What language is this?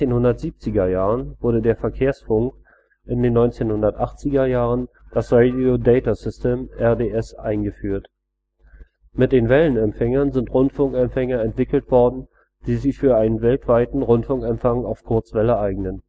German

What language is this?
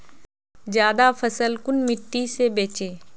Magahi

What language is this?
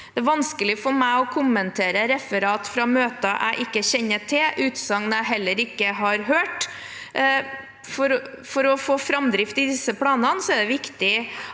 Norwegian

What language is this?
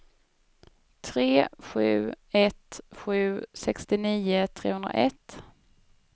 Swedish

